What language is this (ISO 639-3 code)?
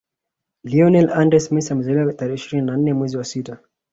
swa